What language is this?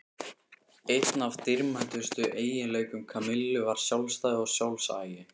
Icelandic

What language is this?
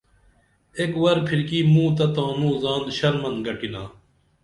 Dameli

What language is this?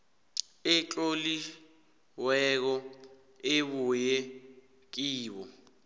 South Ndebele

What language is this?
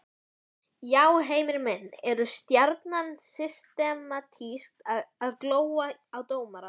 Icelandic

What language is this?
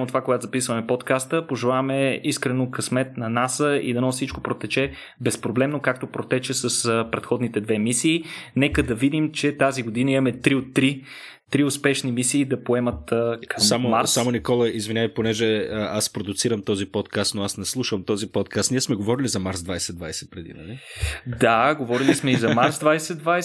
Bulgarian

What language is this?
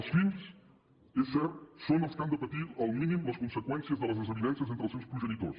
Catalan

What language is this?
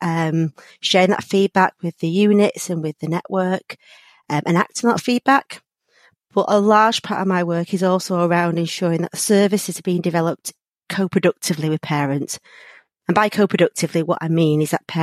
English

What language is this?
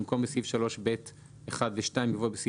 Hebrew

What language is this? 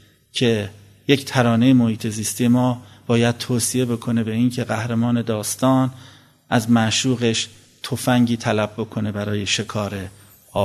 Persian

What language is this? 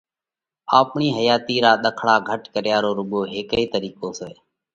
Parkari Koli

